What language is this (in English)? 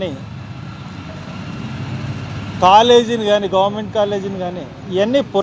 Hindi